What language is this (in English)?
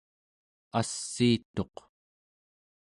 Central Yupik